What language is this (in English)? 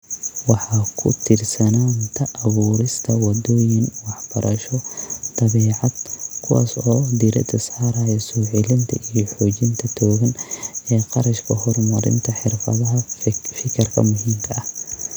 Somali